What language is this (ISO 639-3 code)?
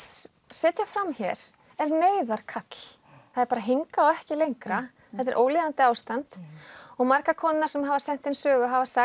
isl